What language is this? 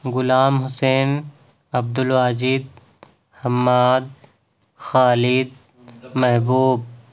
Urdu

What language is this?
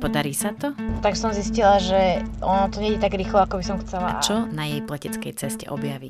Slovak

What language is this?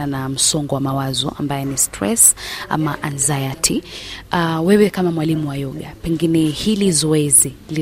Swahili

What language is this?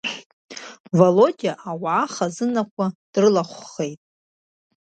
Abkhazian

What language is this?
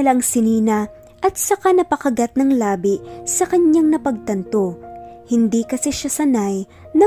Filipino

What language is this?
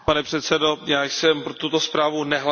Czech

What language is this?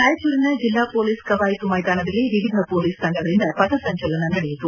Kannada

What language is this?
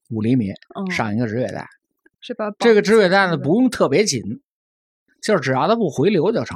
Chinese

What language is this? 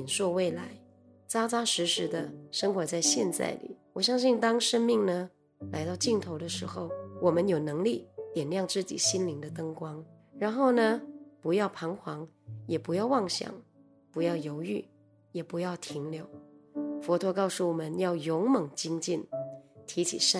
Chinese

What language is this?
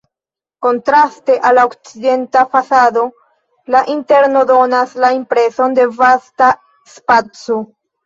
Esperanto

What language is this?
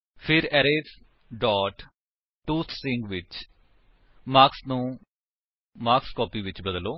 Punjabi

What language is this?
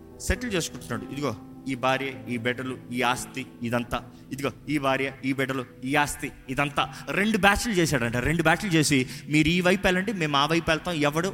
Telugu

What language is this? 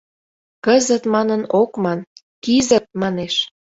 Mari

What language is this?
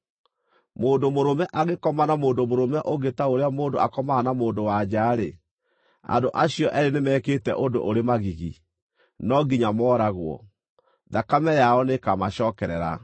Kikuyu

